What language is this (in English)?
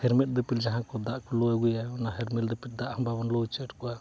Santali